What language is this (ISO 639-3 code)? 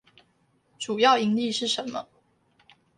zho